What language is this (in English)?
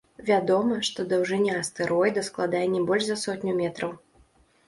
Belarusian